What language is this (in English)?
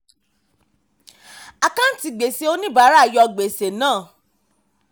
Yoruba